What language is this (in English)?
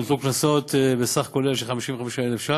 Hebrew